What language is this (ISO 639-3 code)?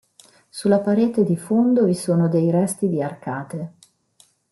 ita